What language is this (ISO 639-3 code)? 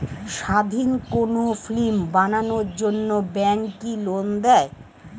ben